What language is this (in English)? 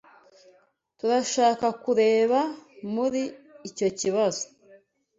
Kinyarwanda